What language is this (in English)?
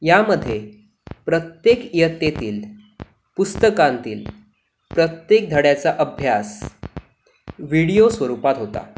Marathi